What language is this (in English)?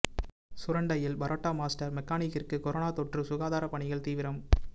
Tamil